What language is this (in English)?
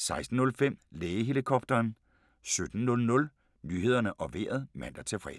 Danish